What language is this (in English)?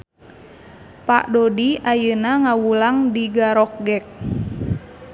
Sundanese